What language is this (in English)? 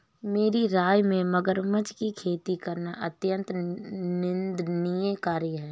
Hindi